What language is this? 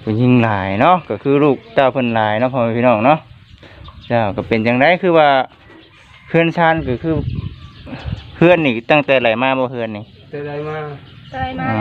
Thai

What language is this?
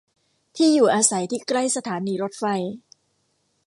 Thai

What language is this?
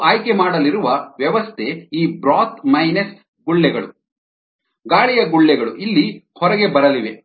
Kannada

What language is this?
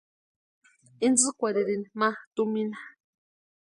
Western Highland Purepecha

